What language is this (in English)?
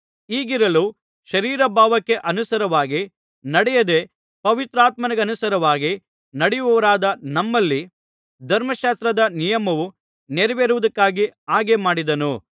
Kannada